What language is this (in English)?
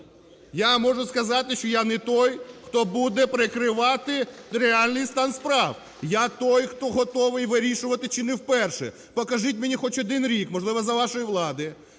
Ukrainian